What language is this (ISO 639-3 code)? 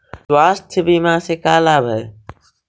mag